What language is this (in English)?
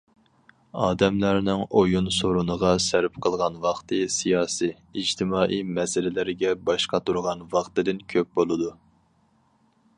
Uyghur